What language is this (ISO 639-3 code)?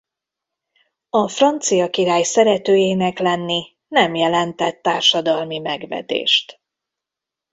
hun